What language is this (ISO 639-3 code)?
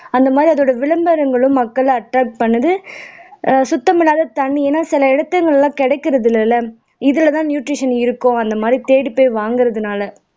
tam